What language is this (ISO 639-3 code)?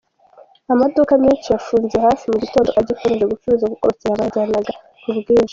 kin